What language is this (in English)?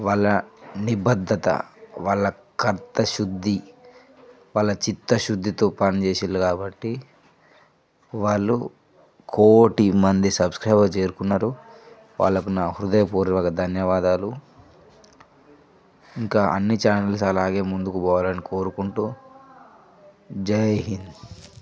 Telugu